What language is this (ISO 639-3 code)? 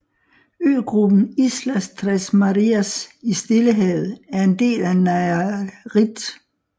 dan